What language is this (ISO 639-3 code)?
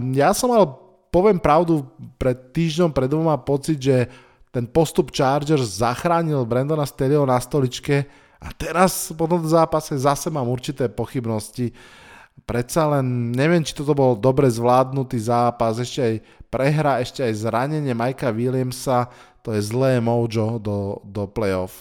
slk